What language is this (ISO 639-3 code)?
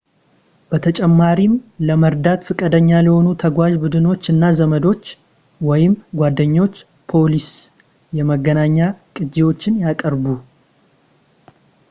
amh